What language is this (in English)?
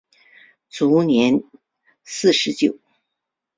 Chinese